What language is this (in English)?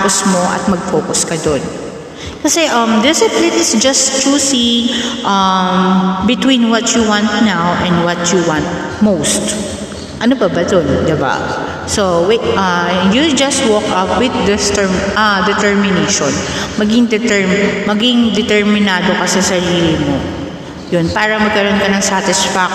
Filipino